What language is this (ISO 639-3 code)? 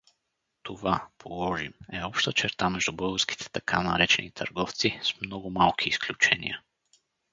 bul